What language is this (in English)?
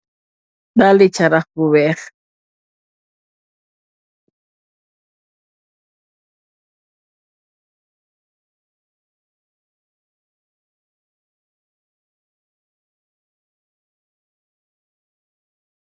Wolof